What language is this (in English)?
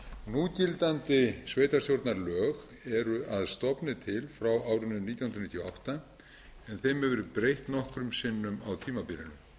Icelandic